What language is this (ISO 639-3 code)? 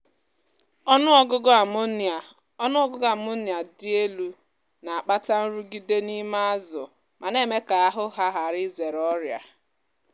ibo